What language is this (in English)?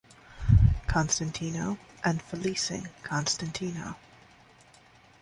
English